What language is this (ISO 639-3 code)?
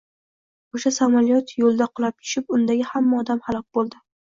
uzb